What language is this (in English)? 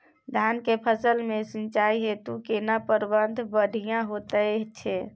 Maithili